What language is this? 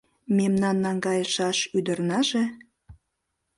Mari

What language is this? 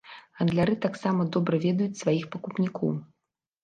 Belarusian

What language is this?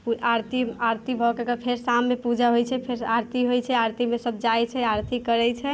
Maithili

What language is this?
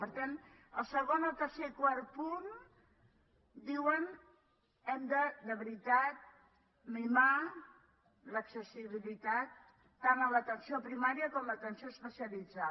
Catalan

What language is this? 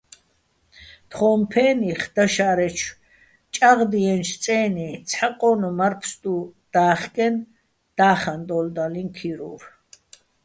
Bats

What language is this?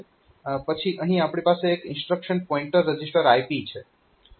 Gujarati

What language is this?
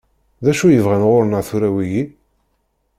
Kabyle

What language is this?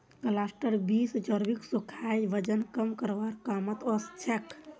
Magahi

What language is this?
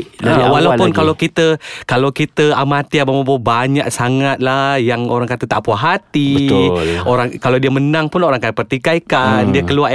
Malay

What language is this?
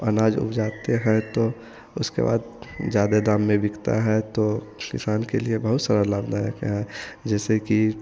Hindi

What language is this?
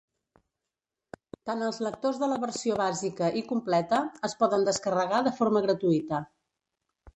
Catalan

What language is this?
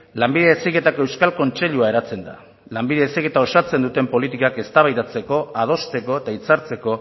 Basque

